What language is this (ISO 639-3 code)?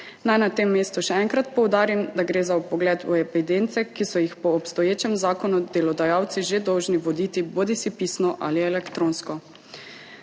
slv